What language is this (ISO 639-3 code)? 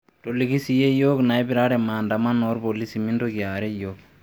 mas